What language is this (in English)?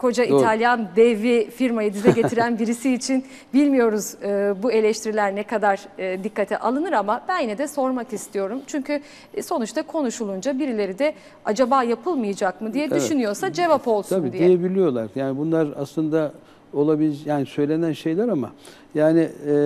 Turkish